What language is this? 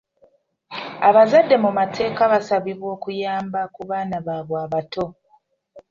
Ganda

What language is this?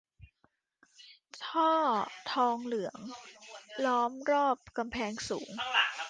Thai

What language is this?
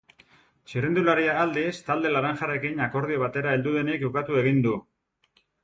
Basque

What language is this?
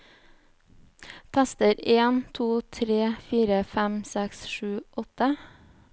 Norwegian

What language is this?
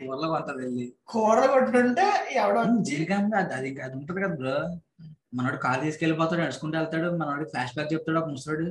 Telugu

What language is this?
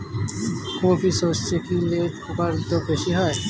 Bangla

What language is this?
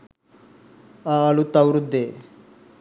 Sinhala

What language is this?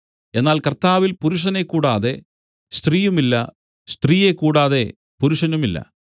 Malayalam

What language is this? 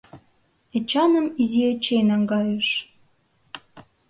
Mari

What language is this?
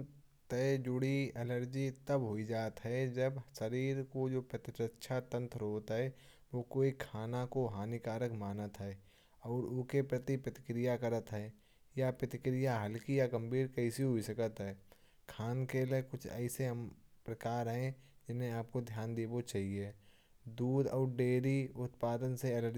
Kanauji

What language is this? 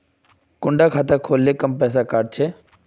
Magahi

